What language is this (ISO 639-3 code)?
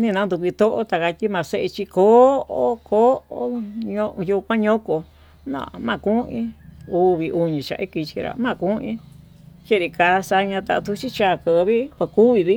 mtu